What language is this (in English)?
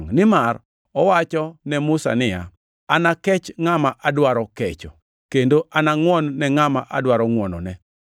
Luo (Kenya and Tanzania)